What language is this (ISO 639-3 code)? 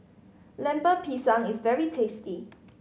eng